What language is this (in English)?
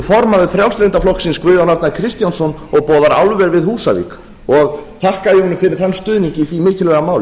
Icelandic